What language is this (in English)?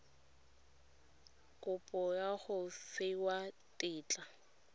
Tswana